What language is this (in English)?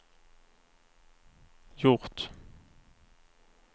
Swedish